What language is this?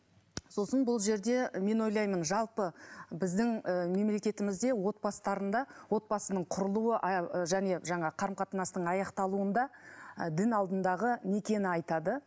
Kazakh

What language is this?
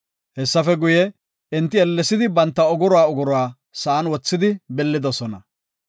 Gofa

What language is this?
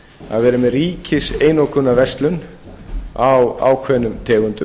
Icelandic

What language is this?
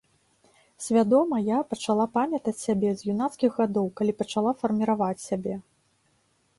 Belarusian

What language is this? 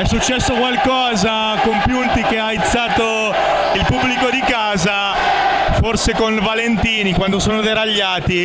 Italian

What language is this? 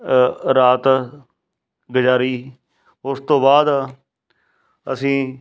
Punjabi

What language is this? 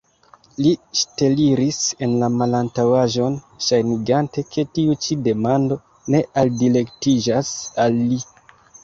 Esperanto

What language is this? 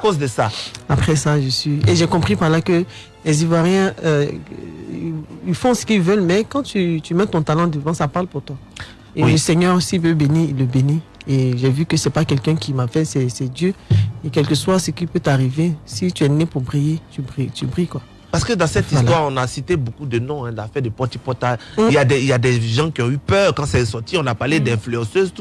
French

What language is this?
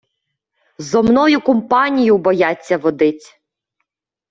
Ukrainian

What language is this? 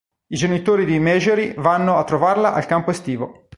Italian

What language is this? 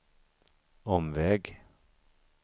Swedish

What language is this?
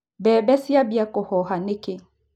Kikuyu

